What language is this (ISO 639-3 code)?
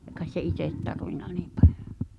fin